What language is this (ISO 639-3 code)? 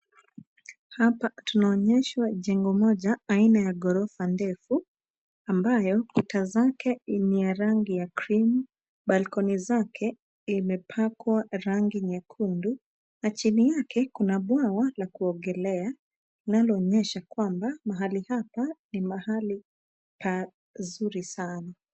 swa